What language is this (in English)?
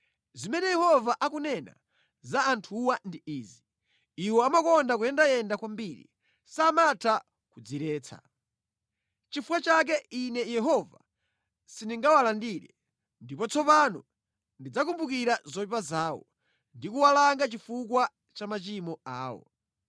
Nyanja